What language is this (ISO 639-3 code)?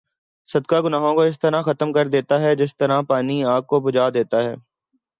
urd